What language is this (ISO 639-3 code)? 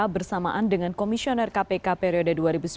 ind